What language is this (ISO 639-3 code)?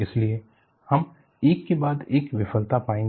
hin